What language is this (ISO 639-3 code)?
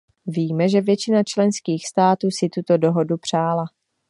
ces